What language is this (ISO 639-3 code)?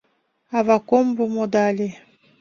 chm